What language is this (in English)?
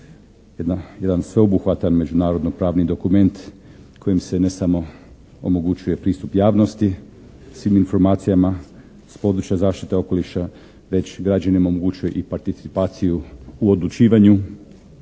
Croatian